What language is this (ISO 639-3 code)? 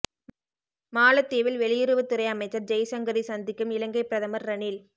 tam